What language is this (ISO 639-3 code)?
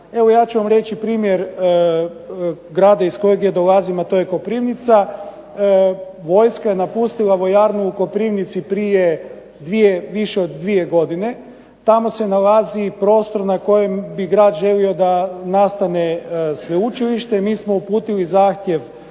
hrv